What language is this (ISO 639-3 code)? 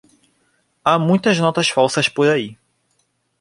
por